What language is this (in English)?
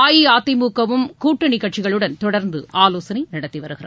Tamil